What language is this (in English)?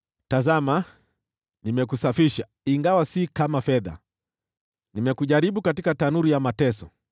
Swahili